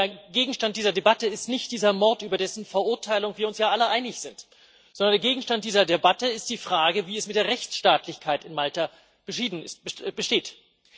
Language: German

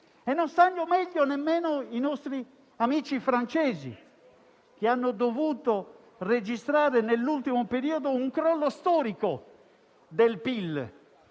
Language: Italian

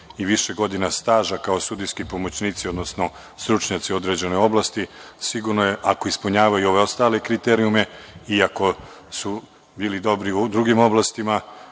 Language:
Serbian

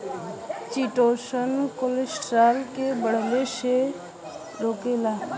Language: Bhojpuri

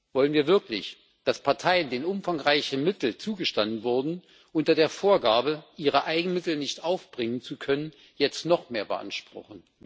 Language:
German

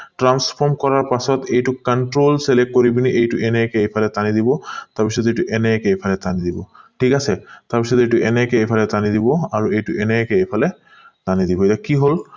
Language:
Assamese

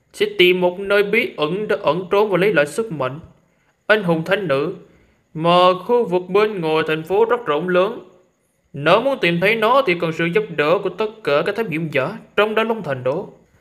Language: Vietnamese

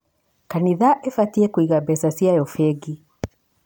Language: Kikuyu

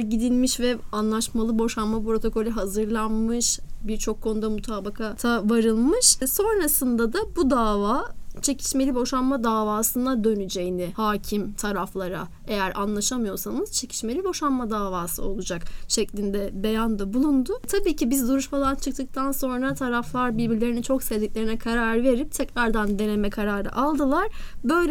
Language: Turkish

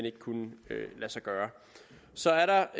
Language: Danish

